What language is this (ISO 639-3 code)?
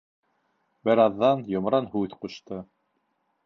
bak